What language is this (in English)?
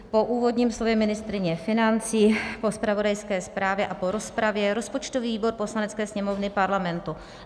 Czech